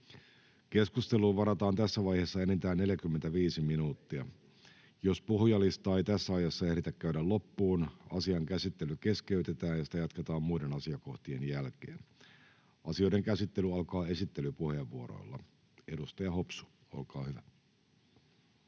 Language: Finnish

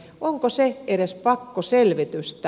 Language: Finnish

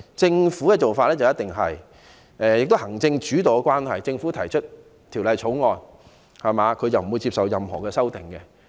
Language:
Cantonese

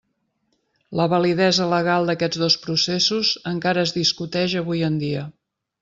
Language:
Catalan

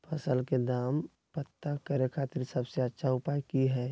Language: Magahi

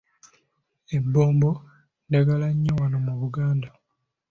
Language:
Ganda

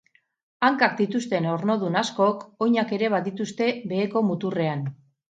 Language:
Basque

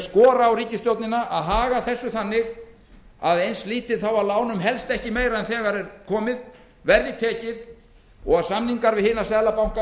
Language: Icelandic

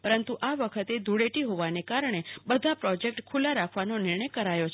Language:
Gujarati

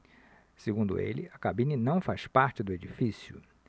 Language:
Portuguese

